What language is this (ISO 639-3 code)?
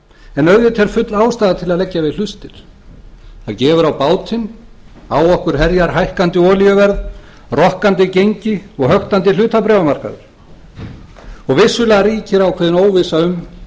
isl